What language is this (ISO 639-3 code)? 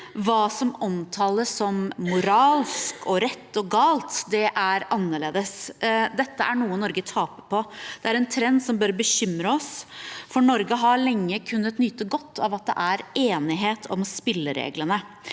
nor